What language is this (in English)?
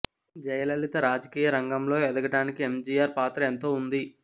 Telugu